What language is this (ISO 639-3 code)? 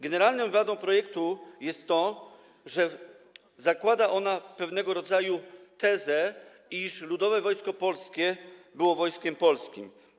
pol